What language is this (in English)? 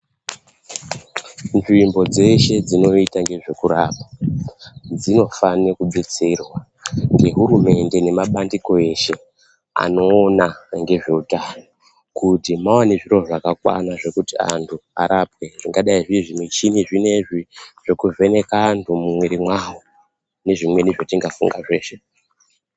Ndau